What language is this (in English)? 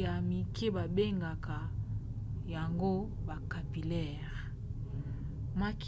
Lingala